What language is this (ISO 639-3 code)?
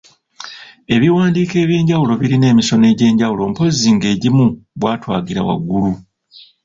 lug